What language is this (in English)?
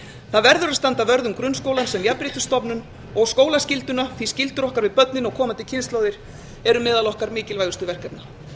Icelandic